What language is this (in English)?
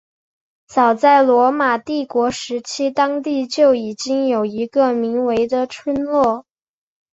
Chinese